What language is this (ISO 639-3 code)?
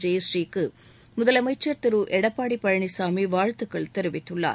tam